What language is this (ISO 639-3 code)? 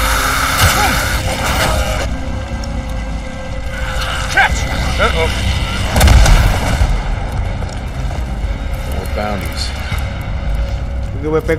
ind